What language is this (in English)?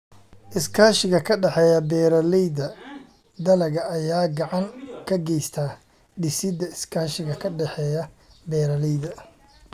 Somali